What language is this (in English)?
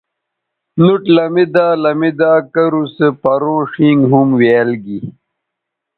Bateri